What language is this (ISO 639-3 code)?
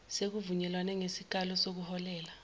zul